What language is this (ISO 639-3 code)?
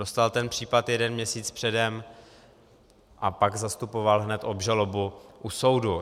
ces